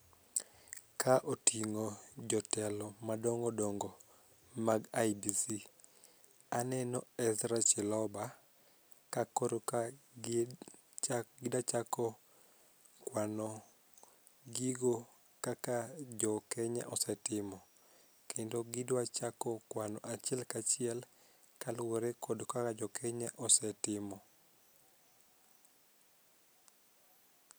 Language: Luo (Kenya and Tanzania)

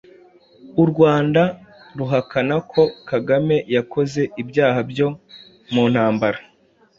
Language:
Kinyarwanda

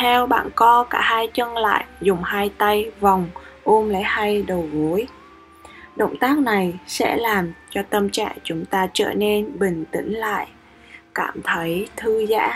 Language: Vietnamese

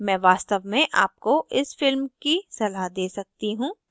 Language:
Hindi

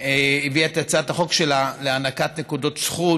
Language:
Hebrew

